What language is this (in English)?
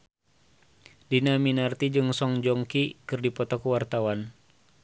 Sundanese